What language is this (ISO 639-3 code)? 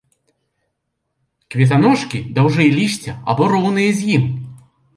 bel